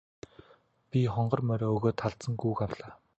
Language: Mongolian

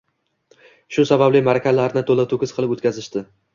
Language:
Uzbek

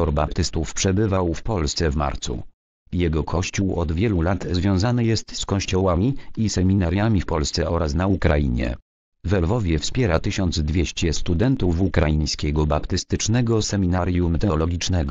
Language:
Polish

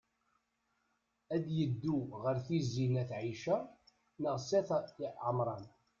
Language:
Kabyle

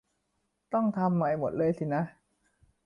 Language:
Thai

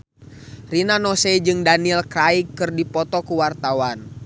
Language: Sundanese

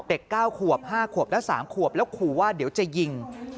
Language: Thai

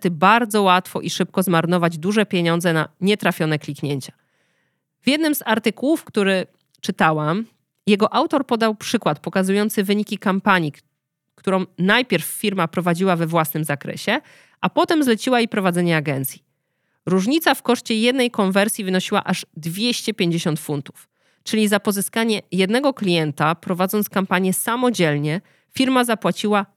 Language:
Polish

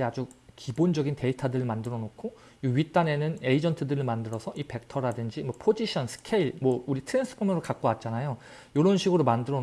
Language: Korean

